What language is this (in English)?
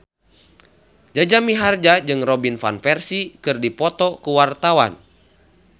Sundanese